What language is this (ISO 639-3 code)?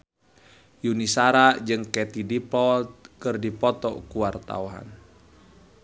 sun